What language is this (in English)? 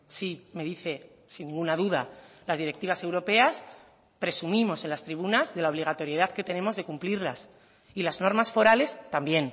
Spanish